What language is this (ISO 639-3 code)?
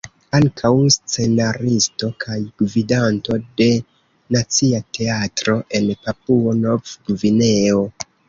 epo